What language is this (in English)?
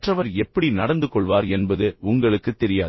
Tamil